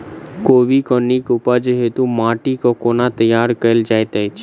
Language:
Maithili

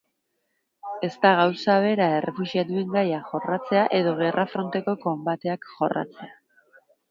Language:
Basque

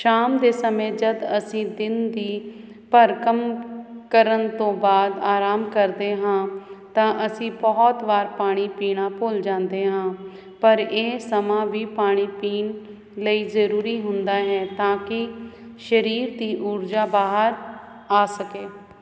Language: Punjabi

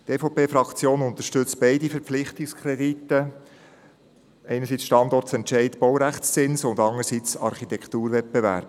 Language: Swiss German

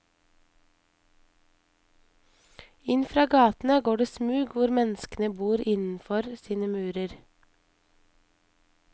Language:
Norwegian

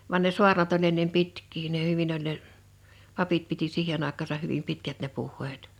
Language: Finnish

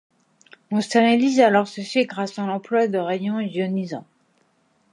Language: French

